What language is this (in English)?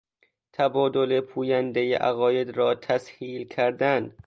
Persian